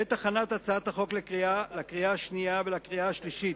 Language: Hebrew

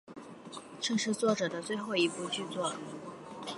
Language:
Chinese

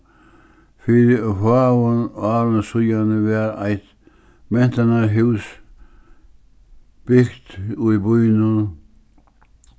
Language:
Faroese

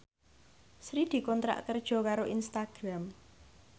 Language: Javanese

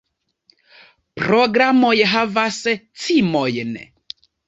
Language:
Esperanto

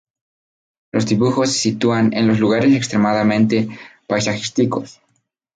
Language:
Spanish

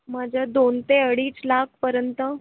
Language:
Marathi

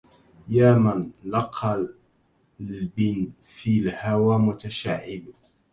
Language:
Arabic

